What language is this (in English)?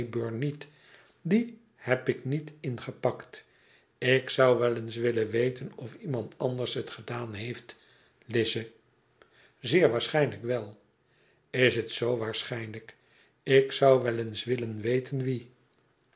Dutch